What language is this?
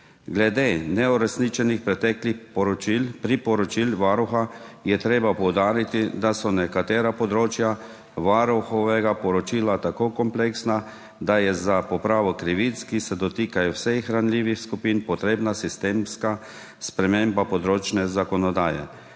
Slovenian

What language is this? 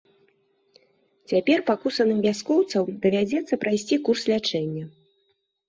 Belarusian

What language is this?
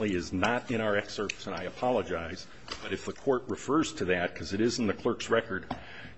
English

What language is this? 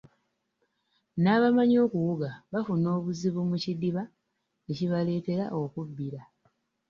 Ganda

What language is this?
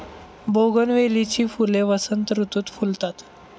Marathi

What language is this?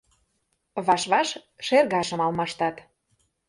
Mari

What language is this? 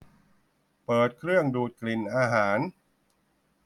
Thai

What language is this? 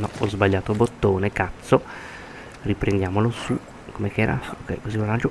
Italian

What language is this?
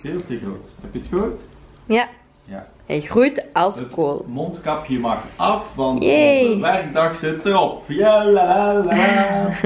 Dutch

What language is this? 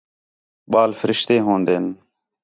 Khetrani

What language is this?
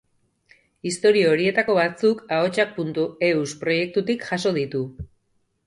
Basque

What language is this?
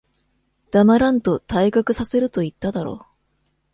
Japanese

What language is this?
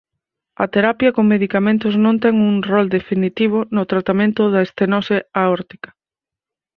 Galician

